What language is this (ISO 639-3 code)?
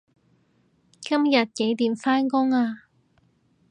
yue